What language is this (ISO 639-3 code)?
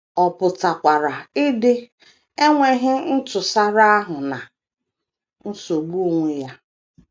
ibo